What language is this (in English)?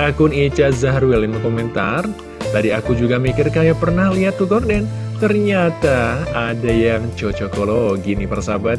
Indonesian